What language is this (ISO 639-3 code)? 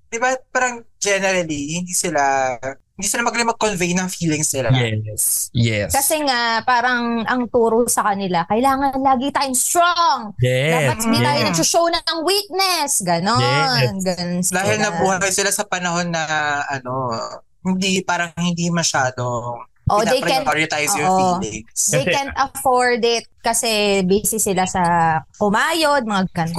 fil